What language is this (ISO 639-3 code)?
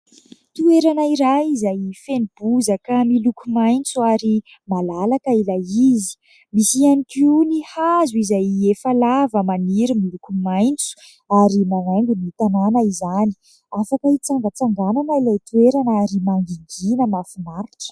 mlg